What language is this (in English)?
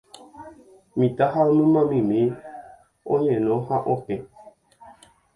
Guarani